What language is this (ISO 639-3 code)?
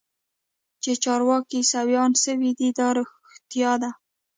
pus